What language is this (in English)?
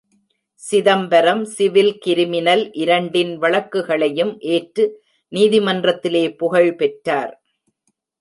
Tamil